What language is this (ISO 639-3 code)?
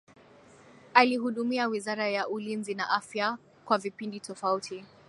swa